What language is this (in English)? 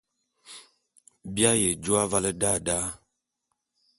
Bulu